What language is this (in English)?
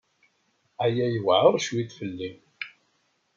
Kabyle